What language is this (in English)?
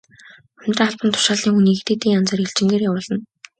Mongolian